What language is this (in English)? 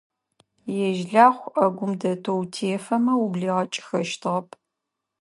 Adyghe